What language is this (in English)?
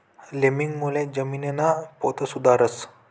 Marathi